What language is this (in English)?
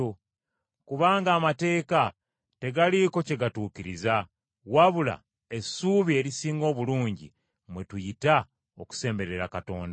Ganda